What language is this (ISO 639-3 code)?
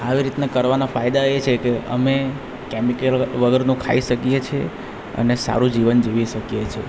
guj